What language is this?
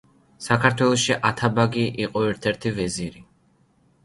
Georgian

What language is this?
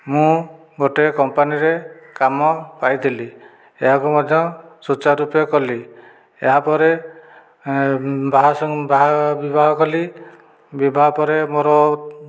Odia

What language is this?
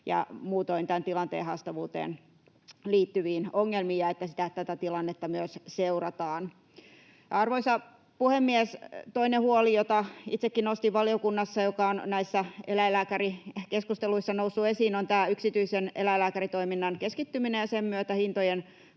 Finnish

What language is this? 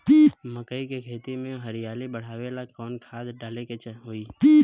Bhojpuri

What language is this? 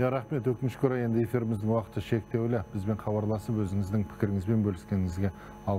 Russian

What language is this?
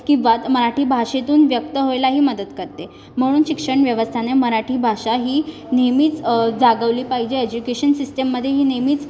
Marathi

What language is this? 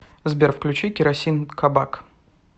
Russian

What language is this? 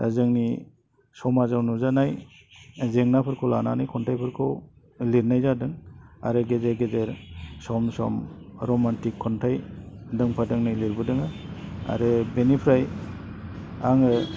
Bodo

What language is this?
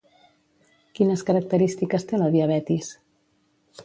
Catalan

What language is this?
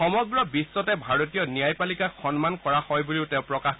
Assamese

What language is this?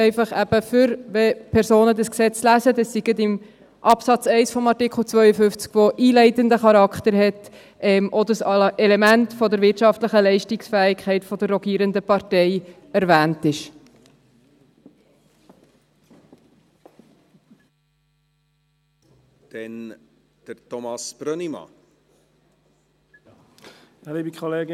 Swiss German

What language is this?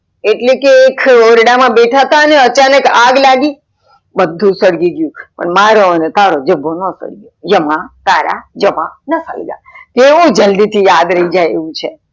Gujarati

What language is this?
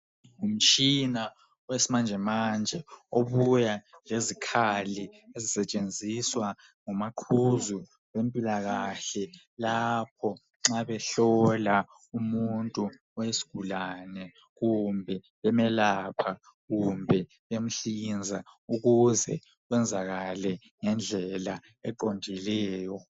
North Ndebele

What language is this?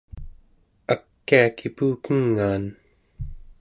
Central Yupik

